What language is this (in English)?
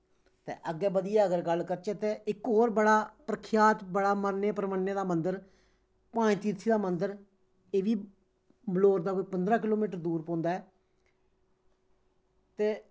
Dogri